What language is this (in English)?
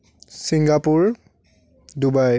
Assamese